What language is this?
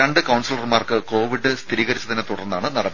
Malayalam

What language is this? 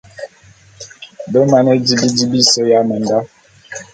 Bulu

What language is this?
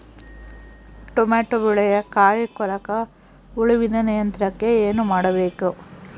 Kannada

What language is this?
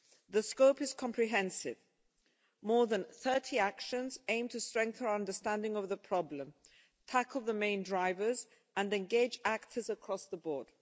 English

